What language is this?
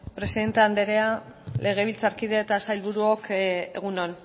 Basque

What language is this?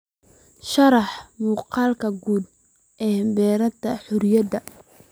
Somali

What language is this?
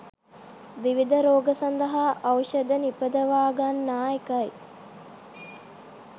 Sinhala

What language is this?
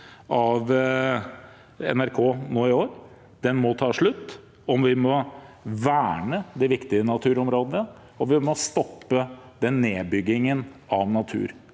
Norwegian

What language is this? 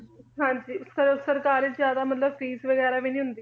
Punjabi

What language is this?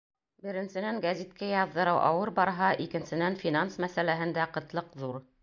Bashkir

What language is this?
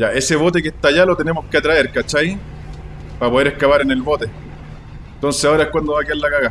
Spanish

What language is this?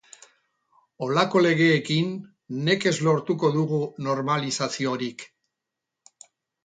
Basque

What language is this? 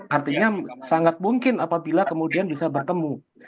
Indonesian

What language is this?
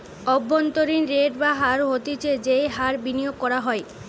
Bangla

